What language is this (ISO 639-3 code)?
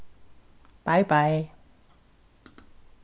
fao